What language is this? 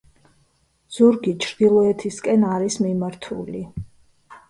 Georgian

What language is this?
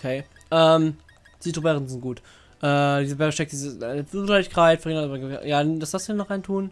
German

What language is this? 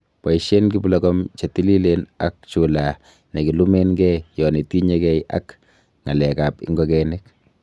Kalenjin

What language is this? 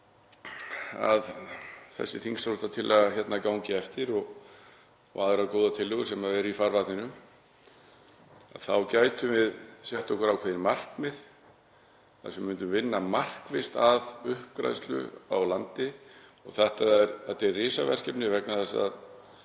Icelandic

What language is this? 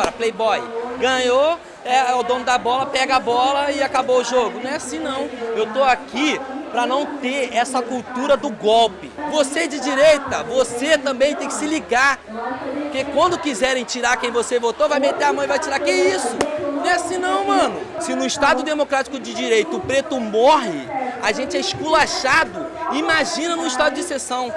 Portuguese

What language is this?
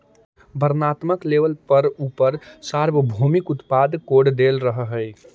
Magahi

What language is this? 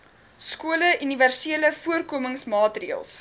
Afrikaans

